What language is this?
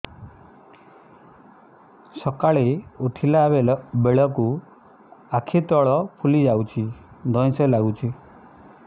Odia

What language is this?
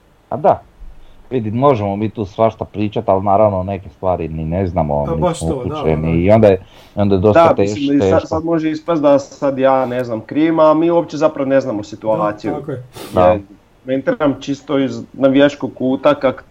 Croatian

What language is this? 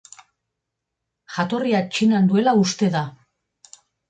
Basque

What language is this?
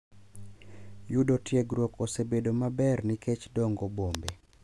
Luo (Kenya and Tanzania)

